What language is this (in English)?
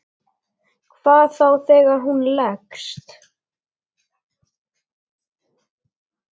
Icelandic